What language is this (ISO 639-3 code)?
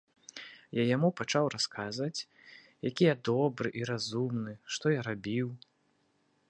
bel